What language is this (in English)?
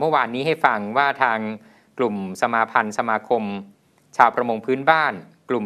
Thai